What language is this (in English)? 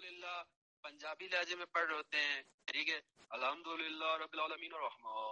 Arabic